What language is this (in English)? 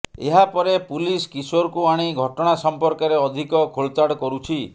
Odia